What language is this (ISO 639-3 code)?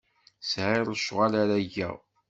kab